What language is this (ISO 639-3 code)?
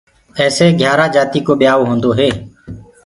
ggg